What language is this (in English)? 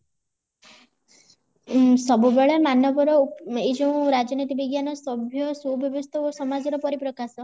Odia